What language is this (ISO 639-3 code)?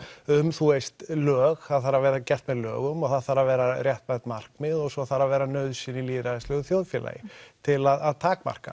isl